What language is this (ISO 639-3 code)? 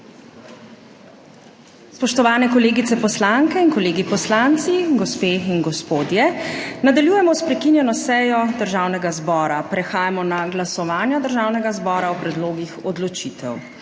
slv